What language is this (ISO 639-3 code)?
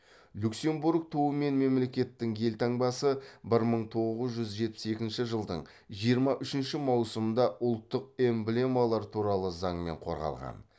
kaz